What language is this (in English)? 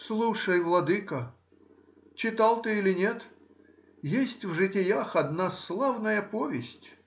Russian